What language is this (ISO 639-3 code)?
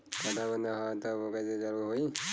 bho